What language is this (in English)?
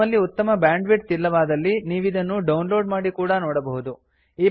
Kannada